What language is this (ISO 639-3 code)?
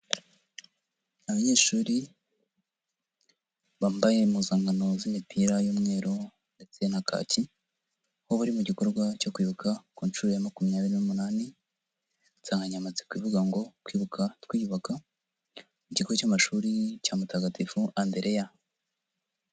kin